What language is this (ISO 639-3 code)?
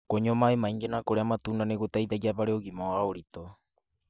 kik